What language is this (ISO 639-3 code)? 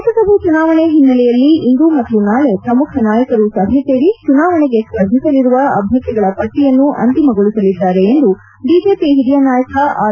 kan